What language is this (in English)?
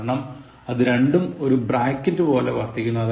Malayalam